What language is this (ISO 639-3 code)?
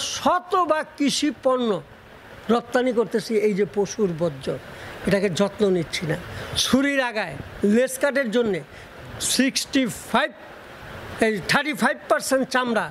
ben